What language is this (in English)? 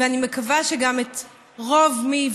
Hebrew